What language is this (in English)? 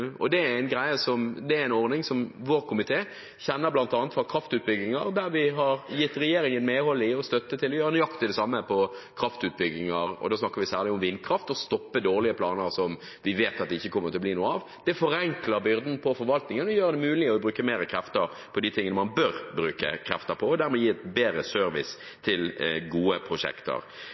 Norwegian Bokmål